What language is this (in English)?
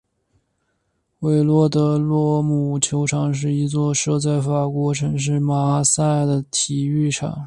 Chinese